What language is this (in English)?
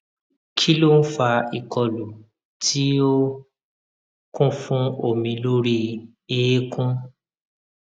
Yoruba